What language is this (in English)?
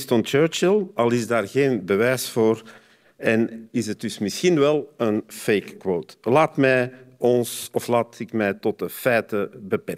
Dutch